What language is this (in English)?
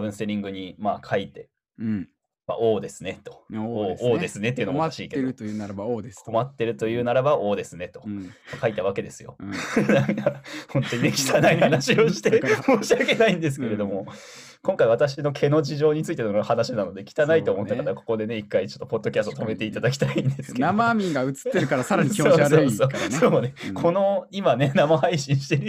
Japanese